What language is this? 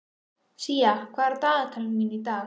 Icelandic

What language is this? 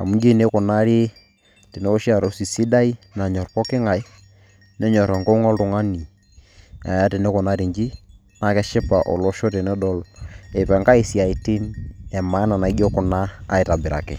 Masai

